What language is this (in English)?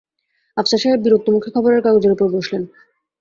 Bangla